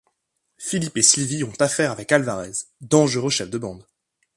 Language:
French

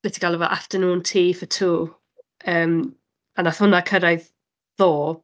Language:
Welsh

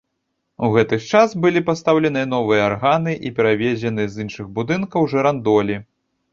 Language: Belarusian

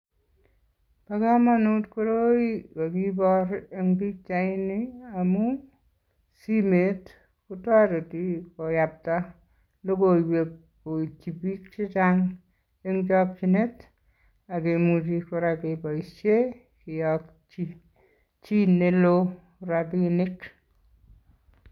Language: Kalenjin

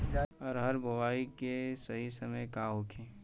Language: Bhojpuri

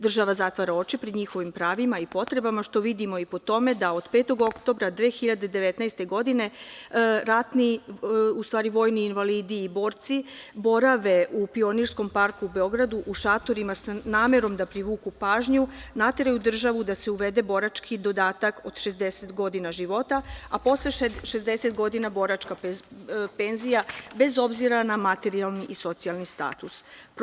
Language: Serbian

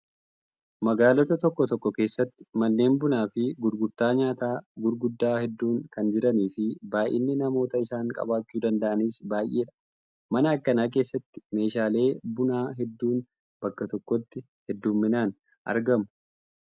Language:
Oromo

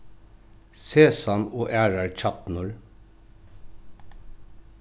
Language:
Faroese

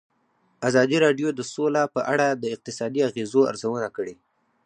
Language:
Pashto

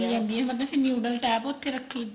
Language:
Punjabi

